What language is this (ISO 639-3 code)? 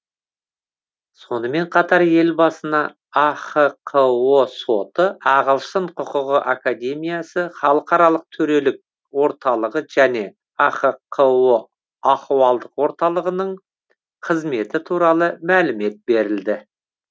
kaz